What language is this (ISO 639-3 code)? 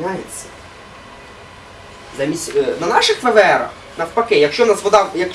rus